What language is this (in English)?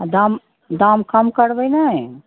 Maithili